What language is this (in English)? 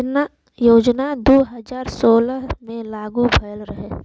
Bhojpuri